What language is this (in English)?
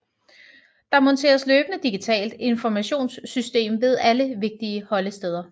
Danish